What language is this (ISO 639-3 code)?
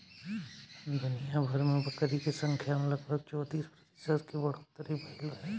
bho